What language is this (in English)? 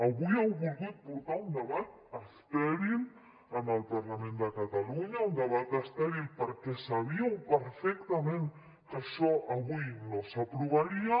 Catalan